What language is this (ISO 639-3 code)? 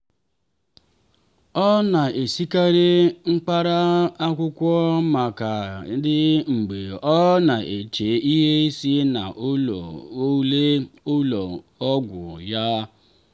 ibo